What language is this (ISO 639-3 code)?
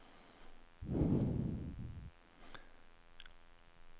nor